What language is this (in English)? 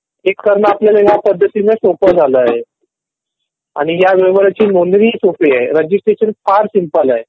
Marathi